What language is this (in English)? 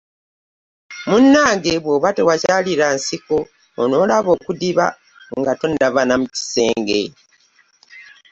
Ganda